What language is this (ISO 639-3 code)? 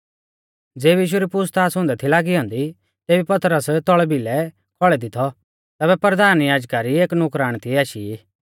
bfz